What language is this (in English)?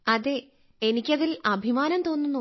Malayalam